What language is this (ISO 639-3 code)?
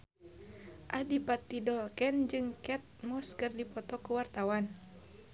sun